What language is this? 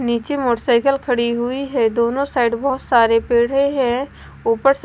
Hindi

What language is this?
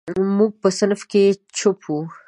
Pashto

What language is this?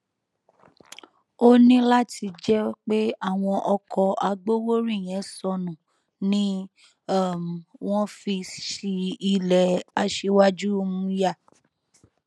Yoruba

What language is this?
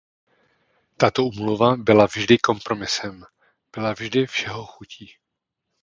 Czech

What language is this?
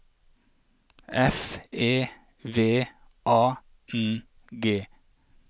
Norwegian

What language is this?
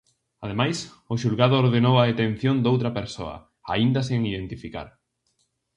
Galician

